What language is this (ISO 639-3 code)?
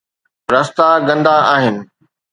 snd